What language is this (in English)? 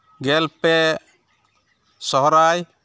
Santali